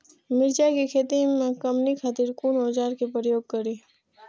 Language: Maithili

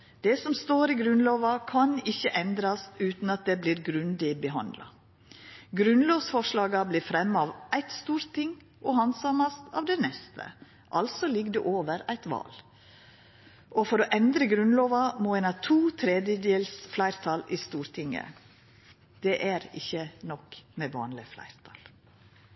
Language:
Norwegian Nynorsk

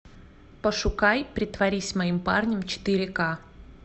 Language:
Russian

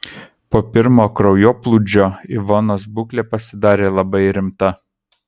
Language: Lithuanian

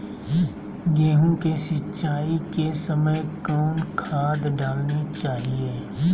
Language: Magahi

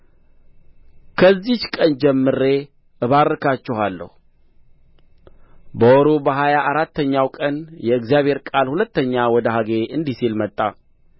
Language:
Amharic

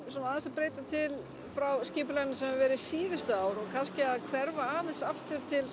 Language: Icelandic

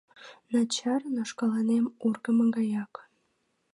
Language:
Mari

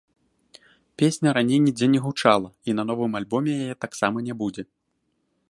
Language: Belarusian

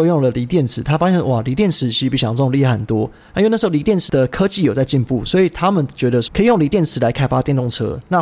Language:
Chinese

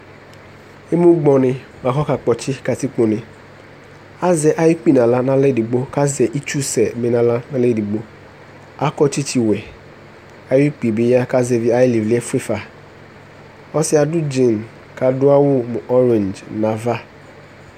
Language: Ikposo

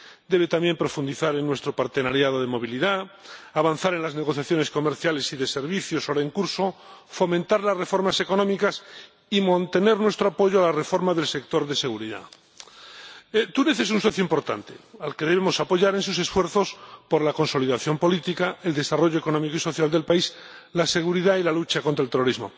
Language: Spanish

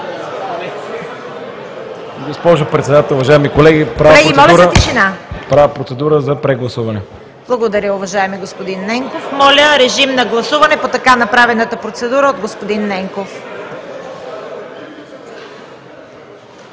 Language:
Bulgarian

